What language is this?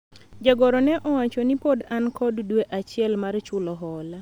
Luo (Kenya and Tanzania)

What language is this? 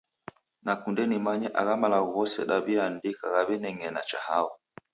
Taita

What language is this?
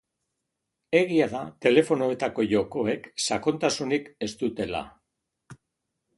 Basque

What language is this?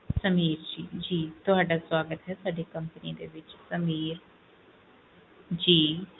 Punjabi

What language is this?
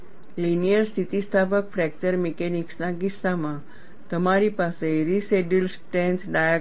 Gujarati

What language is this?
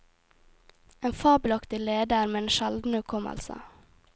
Norwegian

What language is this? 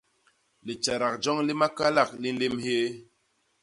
Basaa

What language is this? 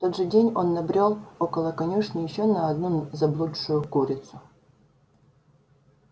Russian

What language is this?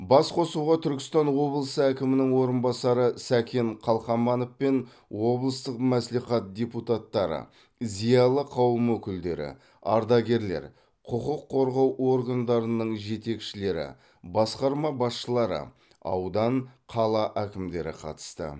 Kazakh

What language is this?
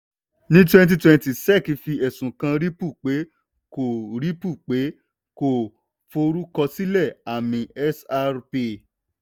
Yoruba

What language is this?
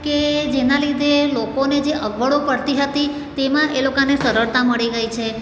Gujarati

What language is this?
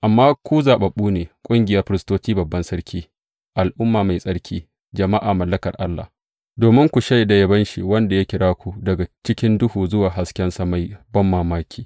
Hausa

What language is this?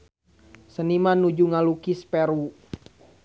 Sundanese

